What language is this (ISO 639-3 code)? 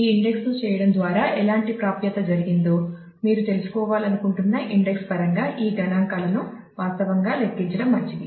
tel